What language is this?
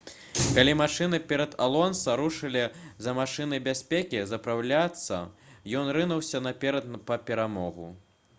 Belarusian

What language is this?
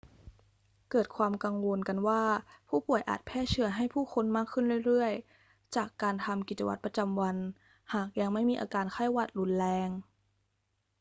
Thai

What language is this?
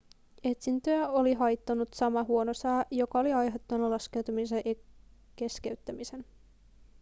Finnish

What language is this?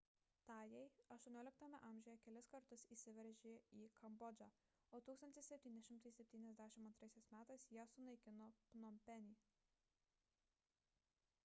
Lithuanian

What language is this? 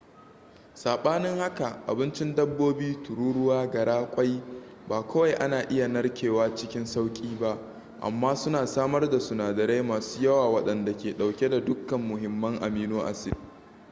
Hausa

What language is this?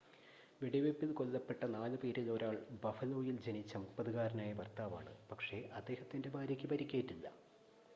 Malayalam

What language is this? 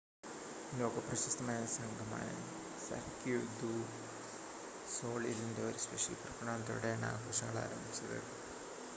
Malayalam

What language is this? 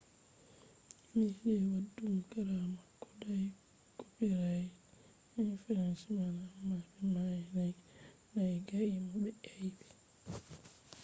Fula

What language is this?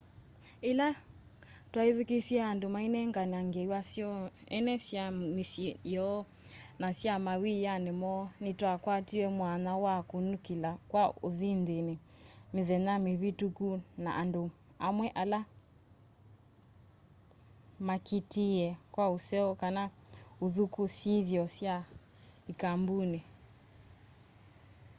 Kamba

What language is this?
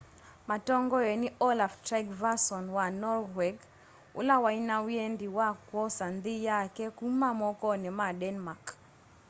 Kamba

